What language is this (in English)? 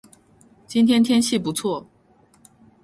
Chinese